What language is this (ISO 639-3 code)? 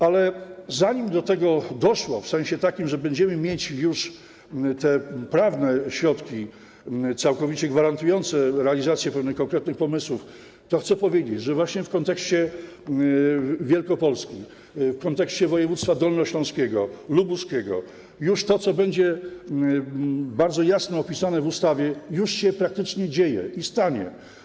pol